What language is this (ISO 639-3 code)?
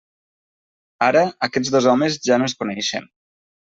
cat